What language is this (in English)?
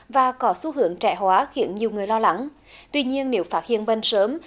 Vietnamese